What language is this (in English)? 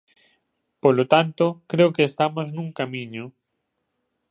Galician